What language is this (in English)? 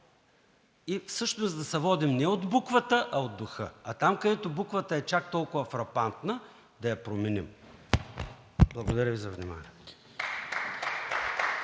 Bulgarian